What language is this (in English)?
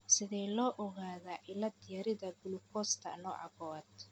Somali